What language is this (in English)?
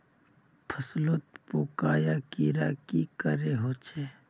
Magahi